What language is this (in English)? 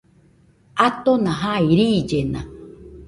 Nüpode Huitoto